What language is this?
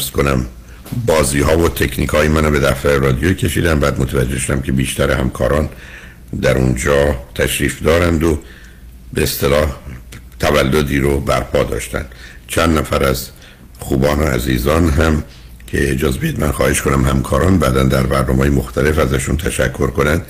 Persian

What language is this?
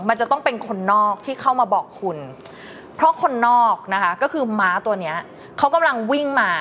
Thai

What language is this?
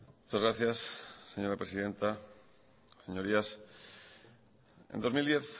Spanish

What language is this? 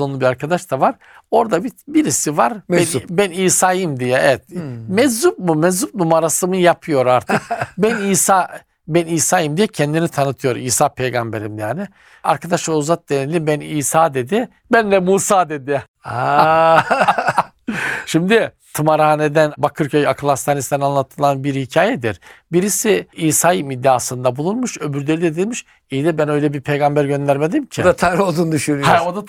Turkish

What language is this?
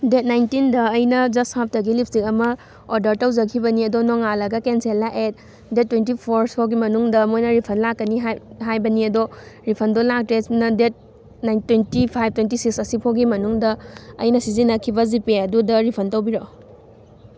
Manipuri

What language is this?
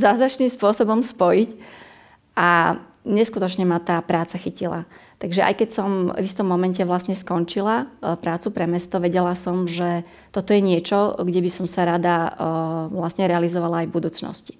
Slovak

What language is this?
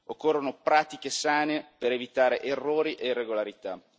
Italian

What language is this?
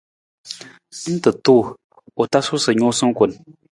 Nawdm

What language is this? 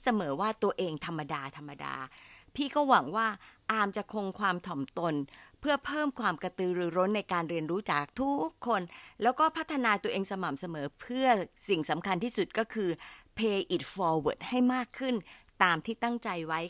Thai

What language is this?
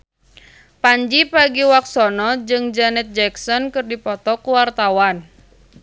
Sundanese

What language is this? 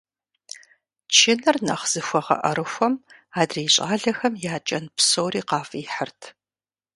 Kabardian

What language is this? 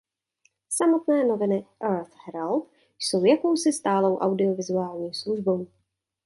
Czech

